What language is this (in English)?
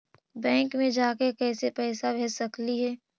Magahi